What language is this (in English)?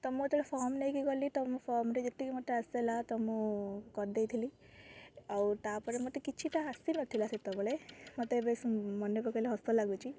Odia